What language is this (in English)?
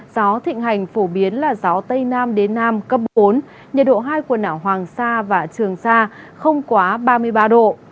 Vietnamese